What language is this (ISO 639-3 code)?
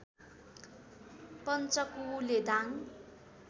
nep